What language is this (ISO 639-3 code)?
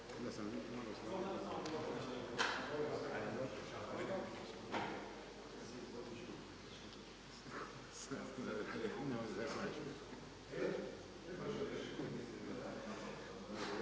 hrv